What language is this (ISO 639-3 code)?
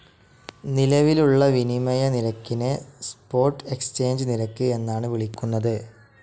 mal